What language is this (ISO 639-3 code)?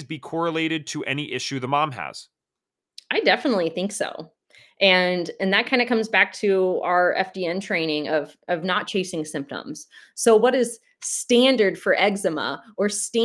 eng